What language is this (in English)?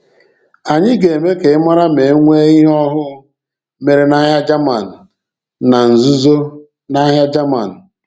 Igbo